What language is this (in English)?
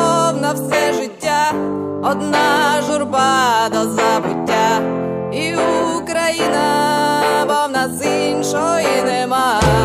Ukrainian